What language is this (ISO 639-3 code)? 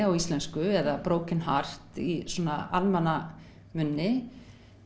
isl